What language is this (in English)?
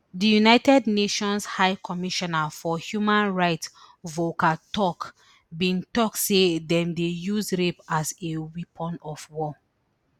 Nigerian Pidgin